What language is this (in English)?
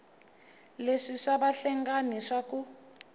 Tsonga